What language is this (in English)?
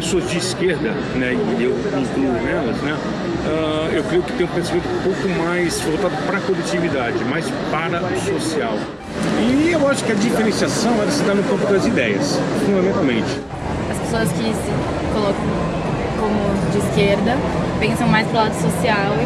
Portuguese